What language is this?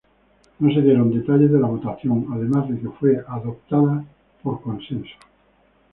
Spanish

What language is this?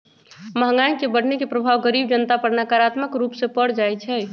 Magahi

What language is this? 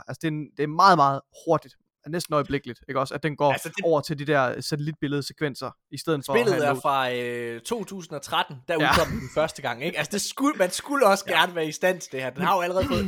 Danish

